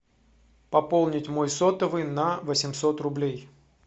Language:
Russian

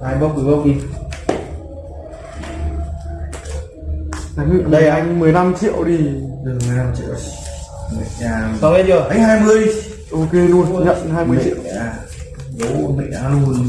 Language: Vietnamese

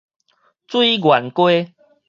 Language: Min Nan Chinese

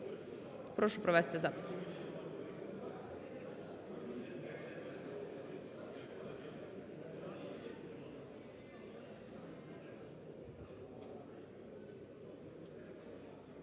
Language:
Ukrainian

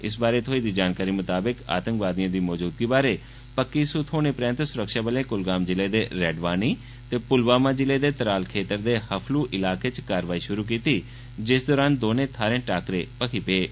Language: Dogri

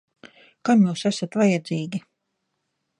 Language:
Latvian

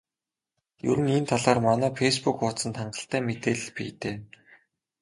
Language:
Mongolian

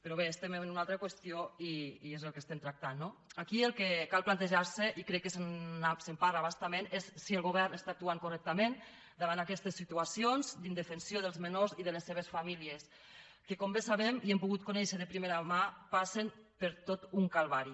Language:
Catalan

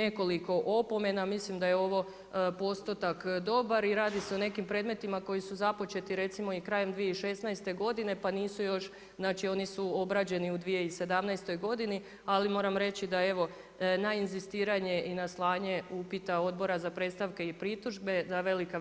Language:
Croatian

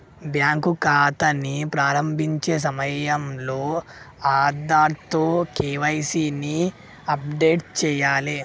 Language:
Telugu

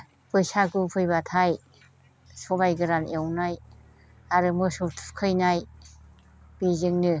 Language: Bodo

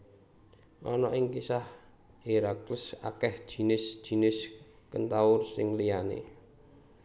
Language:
Javanese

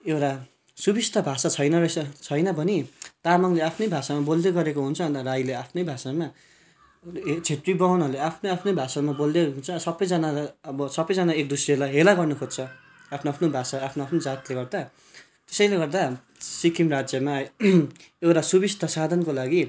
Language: Nepali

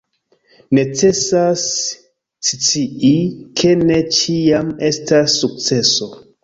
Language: Esperanto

